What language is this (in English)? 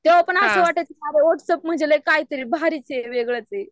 Marathi